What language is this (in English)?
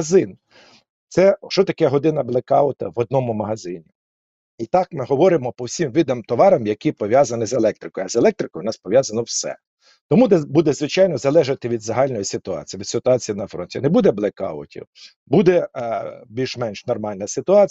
Ukrainian